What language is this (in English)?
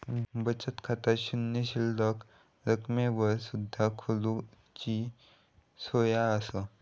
Marathi